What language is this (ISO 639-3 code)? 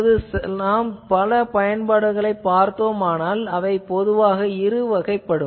tam